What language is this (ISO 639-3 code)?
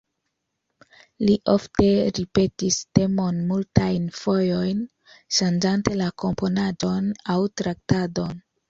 epo